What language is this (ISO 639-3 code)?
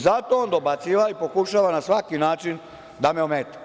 srp